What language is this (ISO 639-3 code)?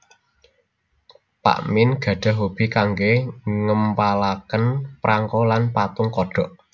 jav